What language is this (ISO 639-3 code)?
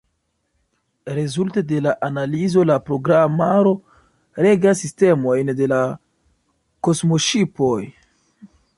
epo